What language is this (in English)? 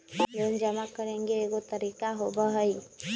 Magahi